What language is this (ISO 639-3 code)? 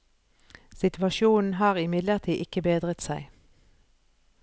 nor